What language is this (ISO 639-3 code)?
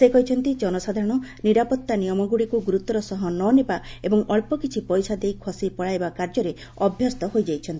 ori